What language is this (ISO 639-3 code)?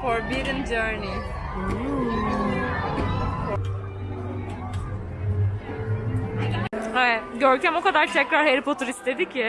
tur